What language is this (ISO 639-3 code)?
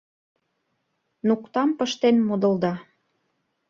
chm